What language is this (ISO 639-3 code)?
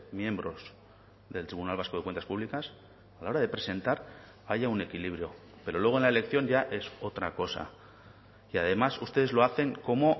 spa